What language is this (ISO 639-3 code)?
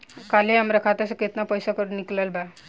bho